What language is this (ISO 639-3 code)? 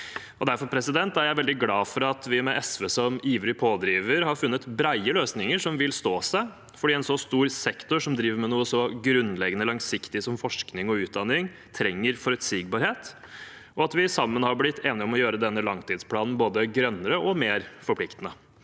nor